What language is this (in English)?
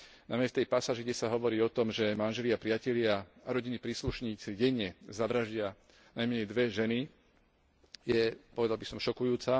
Slovak